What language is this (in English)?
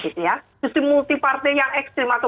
Indonesian